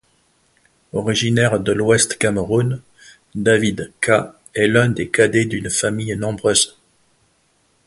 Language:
French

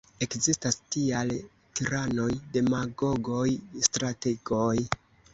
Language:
Esperanto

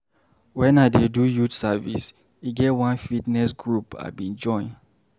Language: Nigerian Pidgin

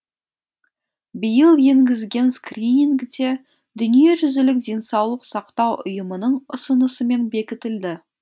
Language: Kazakh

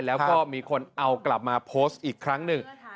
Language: Thai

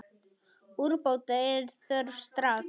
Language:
Icelandic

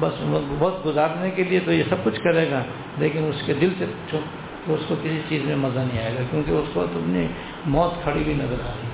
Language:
Urdu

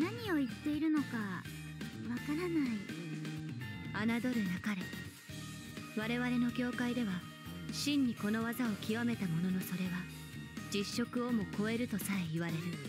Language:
Japanese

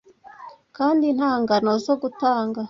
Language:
Kinyarwanda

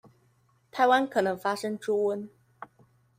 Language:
Chinese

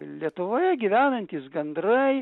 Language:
Lithuanian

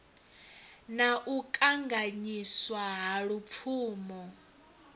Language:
Venda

